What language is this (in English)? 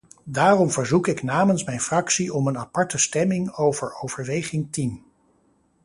Dutch